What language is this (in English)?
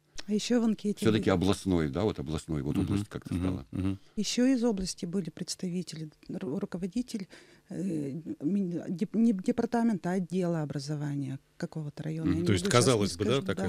Russian